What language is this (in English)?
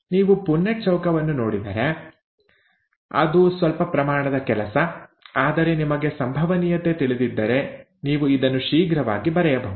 Kannada